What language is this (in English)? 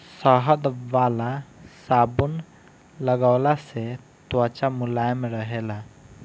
Bhojpuri